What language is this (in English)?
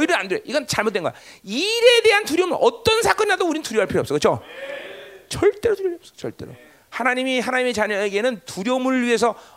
Korean